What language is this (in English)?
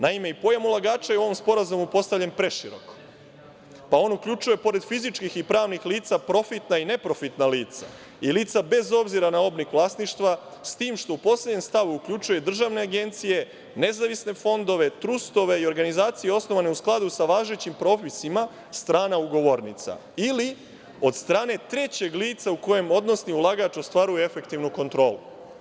Serbian